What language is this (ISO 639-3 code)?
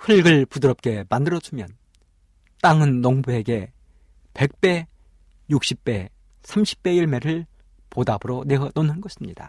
kor